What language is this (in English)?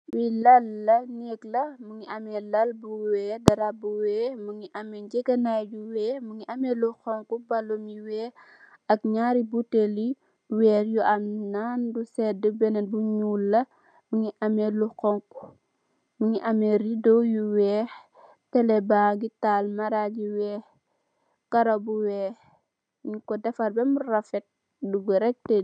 Wolof